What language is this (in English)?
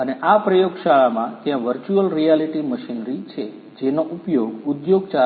Gujarati